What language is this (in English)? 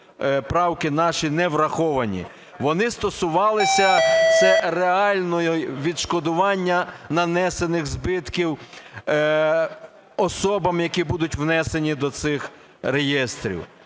Ukrainian